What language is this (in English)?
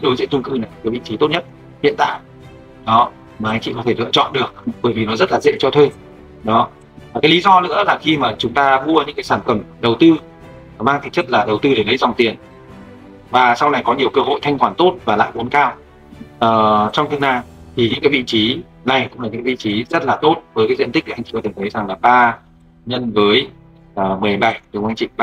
Vietnamese